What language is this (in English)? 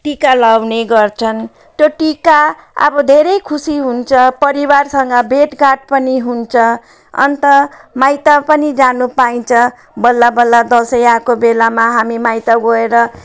Nepali